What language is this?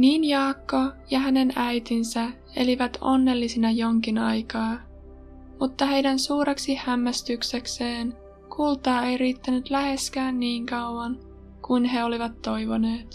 Finnish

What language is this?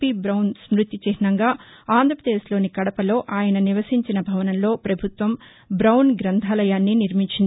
Telugu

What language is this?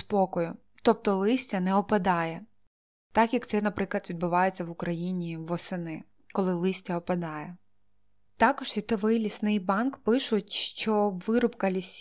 Ukrainian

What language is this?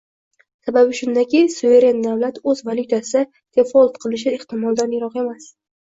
Uzbek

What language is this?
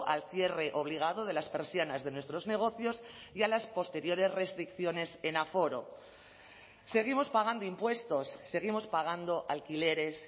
Spanish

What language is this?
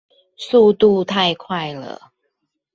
Chinese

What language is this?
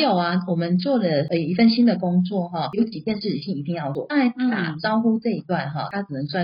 Chinese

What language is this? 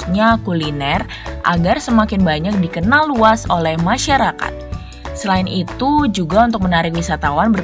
Indonesian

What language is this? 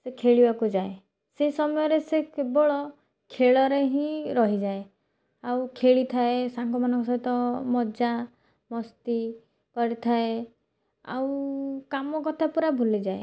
Odia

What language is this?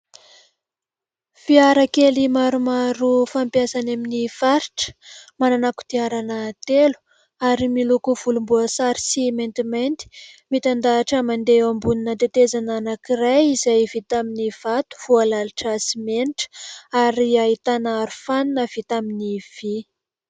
Malagasy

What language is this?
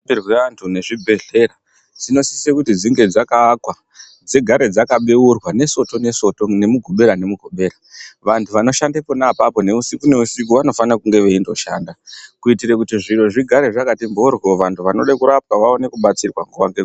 Ndau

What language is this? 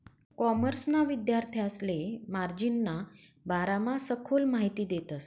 Marathi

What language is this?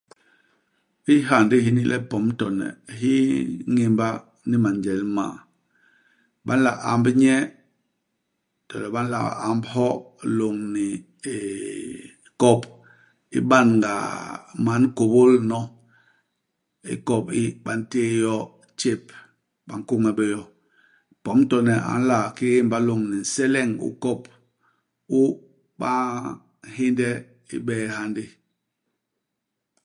Basaa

